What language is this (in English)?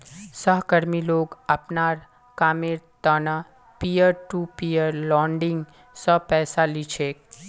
Magahi